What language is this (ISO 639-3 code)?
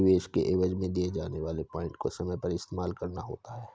hin